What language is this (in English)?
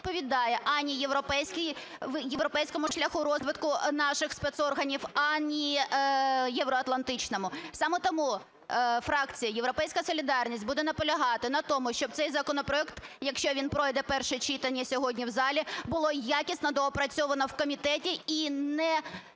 Ukrainian